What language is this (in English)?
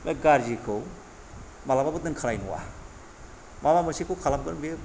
Bodo